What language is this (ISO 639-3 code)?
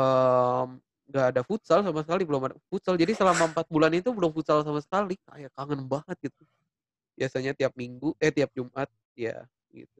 ind